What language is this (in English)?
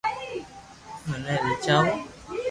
Loarki